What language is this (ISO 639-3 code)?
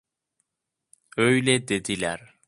tur